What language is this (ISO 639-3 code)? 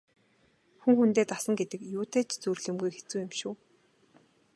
mon